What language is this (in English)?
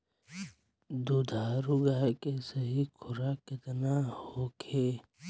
Bhojpuri